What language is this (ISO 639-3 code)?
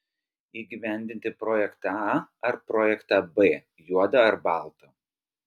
lit